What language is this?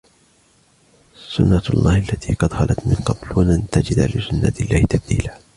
Arabic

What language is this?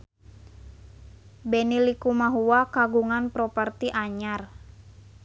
Sundanese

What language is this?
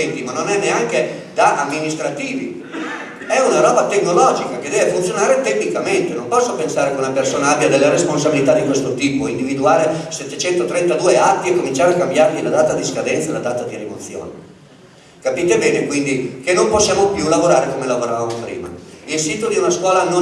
Italian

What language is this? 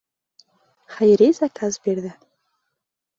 Bashkir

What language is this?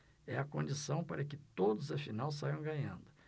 Portuguese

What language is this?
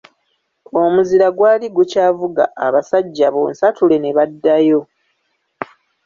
Ganda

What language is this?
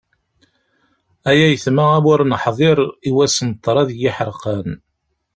Kabyle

